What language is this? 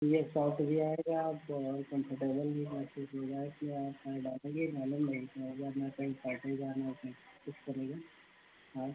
Hindi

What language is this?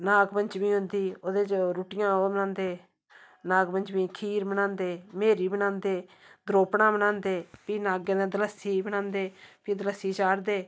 Dogri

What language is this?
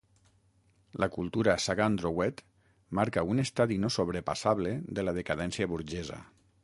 Catalan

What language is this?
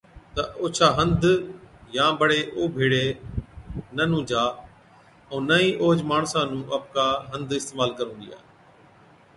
Od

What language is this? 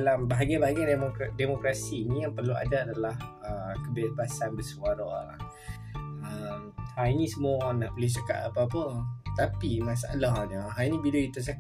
Malay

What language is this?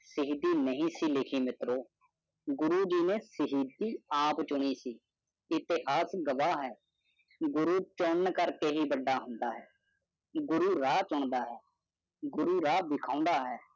Punjabi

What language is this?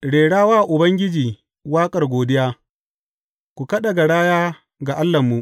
Hausa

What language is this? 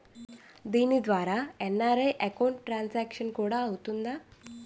Telugu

